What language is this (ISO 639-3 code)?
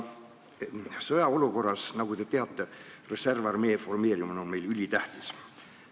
est